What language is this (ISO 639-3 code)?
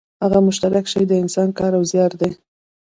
pus